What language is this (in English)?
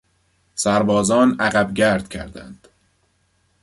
Persian